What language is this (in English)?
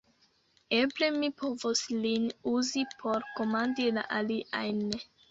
Esperanto